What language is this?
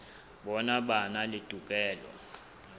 Southern Sotho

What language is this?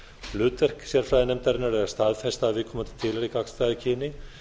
Icelandic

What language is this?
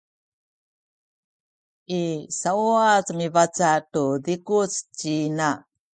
Sakizaya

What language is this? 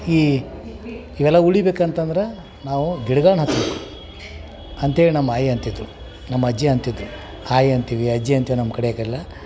Kannada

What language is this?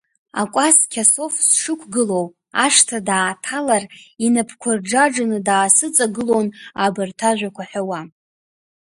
Abkhazian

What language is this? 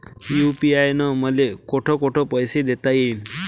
Marathi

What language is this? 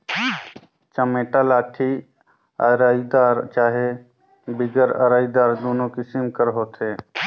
Chhattisgarhi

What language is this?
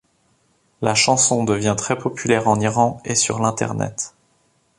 French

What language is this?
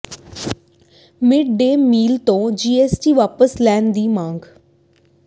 Punjabi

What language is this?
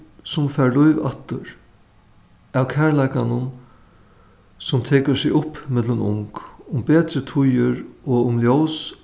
Faroese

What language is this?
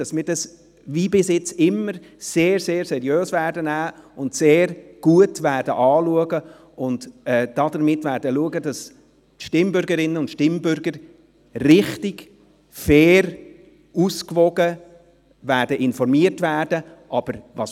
Swiss German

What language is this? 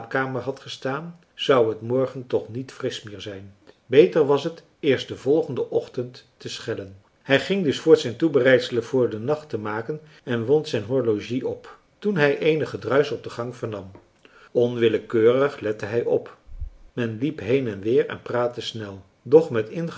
Dutch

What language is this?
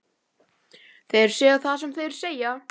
Icelandic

